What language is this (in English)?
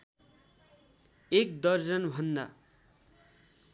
Nepali